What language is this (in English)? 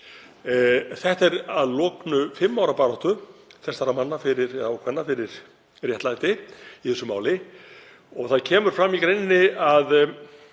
Icelandic